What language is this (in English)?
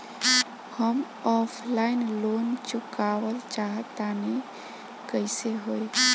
Bhojpuri